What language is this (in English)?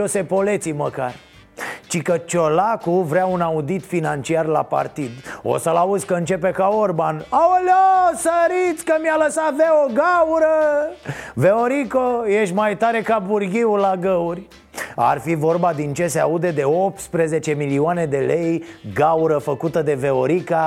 Romanian